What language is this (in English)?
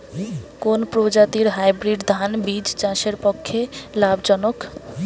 Bangla